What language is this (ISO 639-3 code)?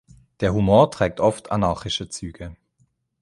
deu